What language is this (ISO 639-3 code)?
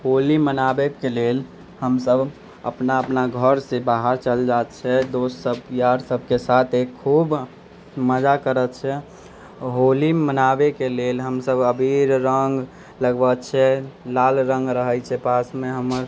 mai